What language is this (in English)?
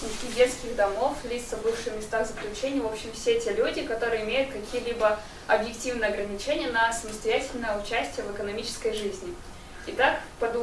Russian